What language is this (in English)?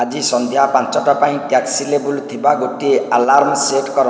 Odia